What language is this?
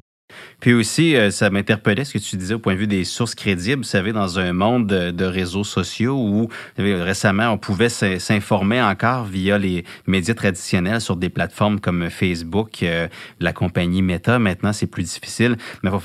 French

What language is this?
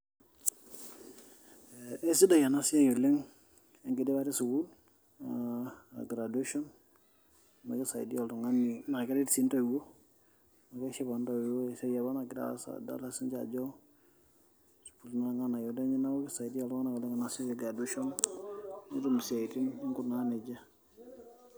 Masai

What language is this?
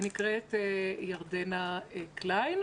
Hebrew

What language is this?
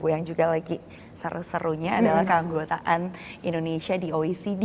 Indonesian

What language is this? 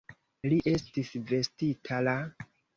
Esperanto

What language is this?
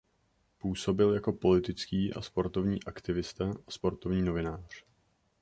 Czech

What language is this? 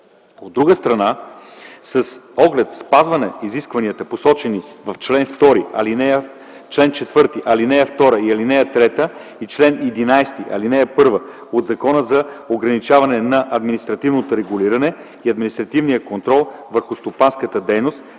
Bulgarian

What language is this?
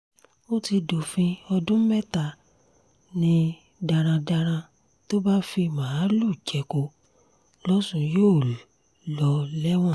Yoruba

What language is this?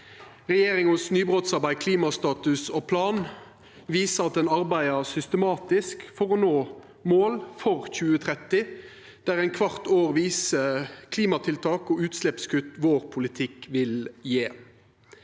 Norwegian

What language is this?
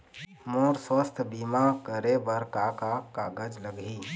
Chhattisgarhi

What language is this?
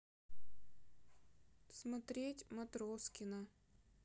Russian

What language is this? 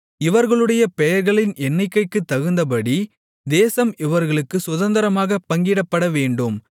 Tamil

